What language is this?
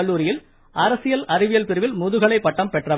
Tamil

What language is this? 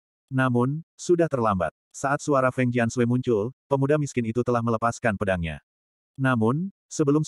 Indonesian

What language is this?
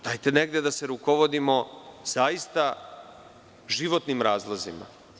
Serbian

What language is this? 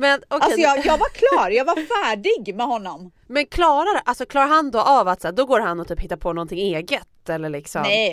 Swedish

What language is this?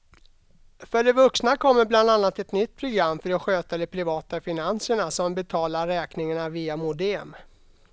Swedish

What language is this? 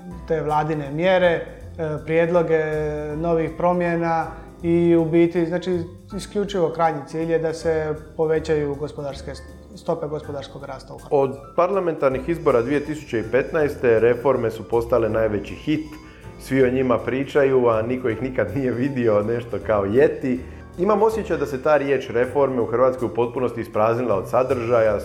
Croatian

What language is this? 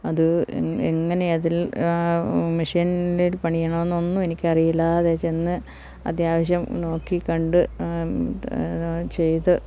Malayalam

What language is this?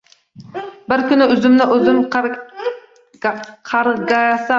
Uzbek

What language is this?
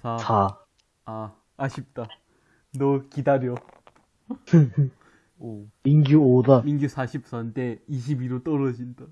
Korean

